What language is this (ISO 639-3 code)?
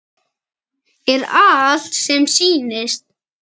isl